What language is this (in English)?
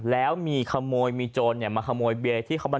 Thai